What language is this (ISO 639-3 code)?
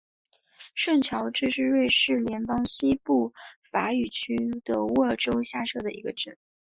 zho